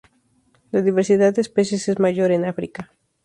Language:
Spanish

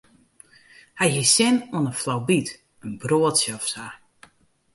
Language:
Western Frisian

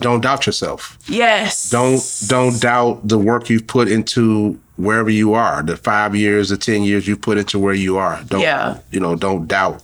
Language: English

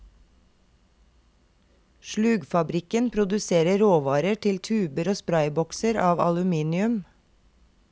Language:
Norwegian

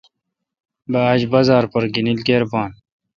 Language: Kalkoti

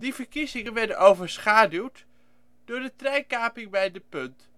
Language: Dutch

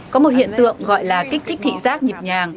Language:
Vietnamese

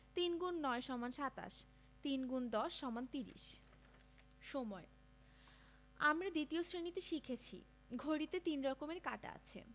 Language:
Bangla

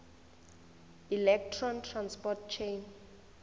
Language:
Northern Sotho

